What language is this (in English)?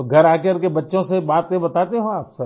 Hindi